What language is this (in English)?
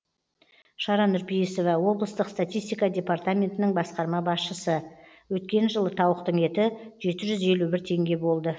Kazakh